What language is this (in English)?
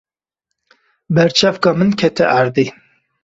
Kurdish